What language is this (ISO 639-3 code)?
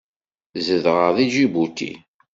kab